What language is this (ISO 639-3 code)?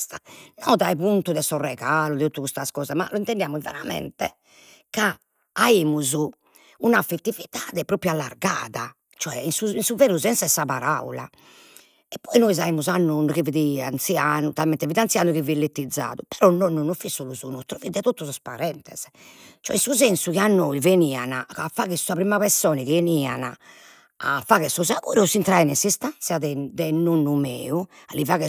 srd